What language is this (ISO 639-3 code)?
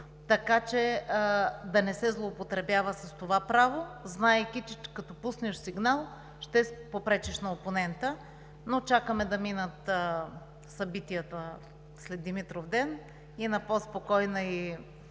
bul